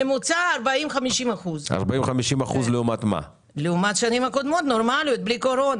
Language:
Hebrew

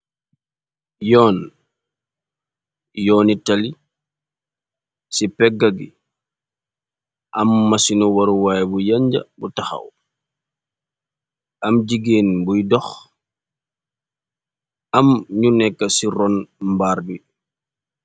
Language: Wolof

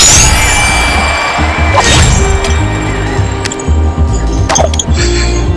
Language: Indonesian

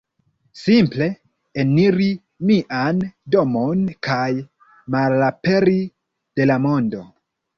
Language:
Esperanto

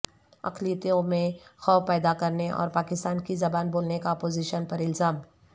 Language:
Urdu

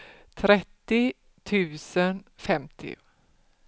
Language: Swedish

